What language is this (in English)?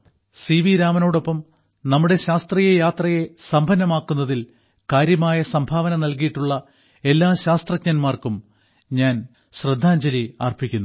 Malayalam